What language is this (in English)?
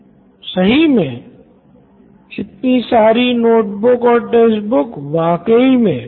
Hindi